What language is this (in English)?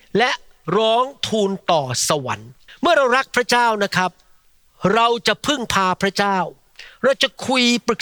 Thai